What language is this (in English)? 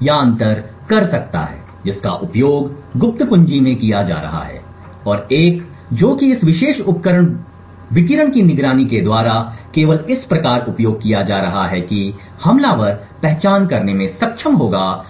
Hindi